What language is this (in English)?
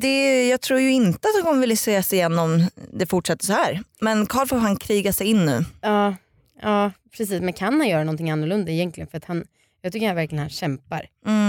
Swedish